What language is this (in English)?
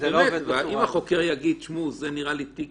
Hebrew